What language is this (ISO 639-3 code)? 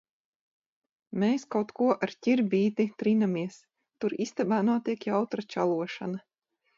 lav